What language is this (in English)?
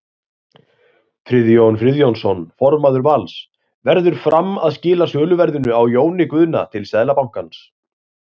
Icelandic